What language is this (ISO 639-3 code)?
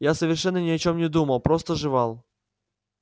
rus